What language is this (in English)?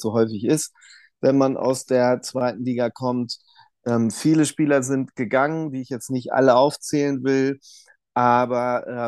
German